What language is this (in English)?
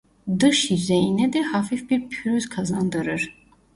Turkish